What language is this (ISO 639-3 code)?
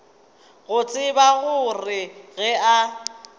nso